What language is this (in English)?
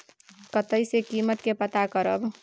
Maithili